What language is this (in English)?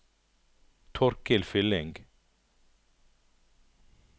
Norwegian